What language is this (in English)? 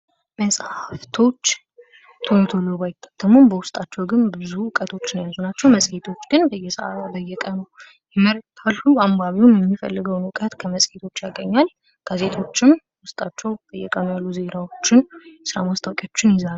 Amharic